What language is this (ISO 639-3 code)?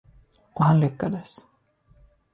swe